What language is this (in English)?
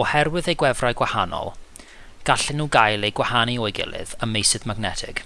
Welsh